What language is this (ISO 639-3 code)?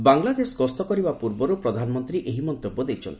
ori